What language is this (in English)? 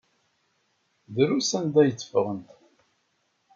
Kabyle